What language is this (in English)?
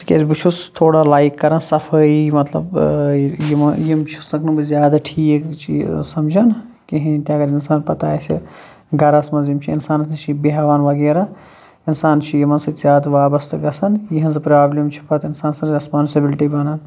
Kashmiri